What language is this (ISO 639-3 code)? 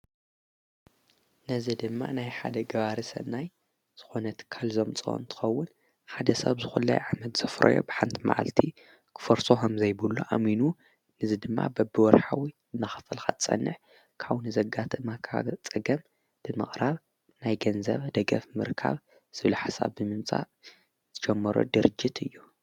tir